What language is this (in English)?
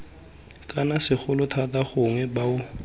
Tswana